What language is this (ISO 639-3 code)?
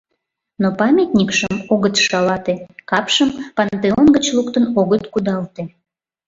chm